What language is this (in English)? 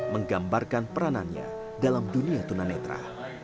Indonesian